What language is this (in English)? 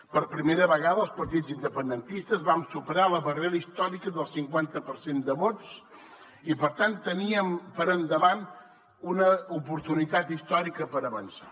Catalan